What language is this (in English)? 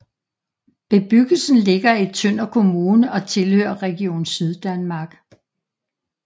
Danish